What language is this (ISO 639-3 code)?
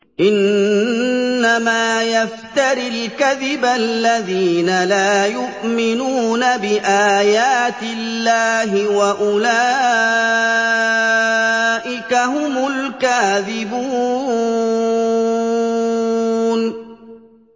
ara